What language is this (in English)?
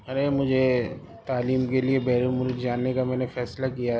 Urdu